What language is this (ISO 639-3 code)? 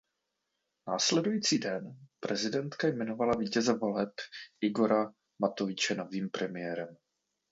ces